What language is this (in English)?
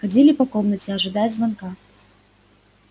Russian